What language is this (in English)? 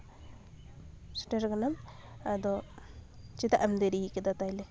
Santali